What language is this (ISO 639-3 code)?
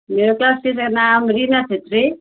nep